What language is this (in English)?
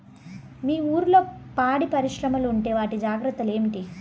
Telugu